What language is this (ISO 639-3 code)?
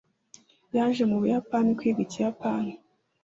kin